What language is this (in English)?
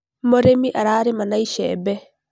Kikuyu